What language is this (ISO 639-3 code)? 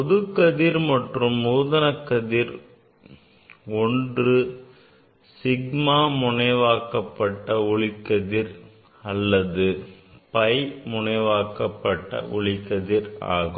tam